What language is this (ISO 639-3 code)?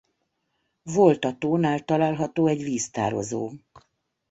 hun